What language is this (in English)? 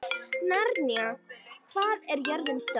Icelandic